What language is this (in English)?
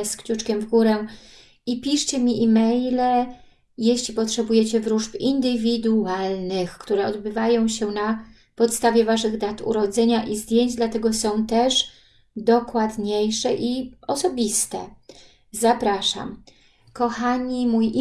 Polish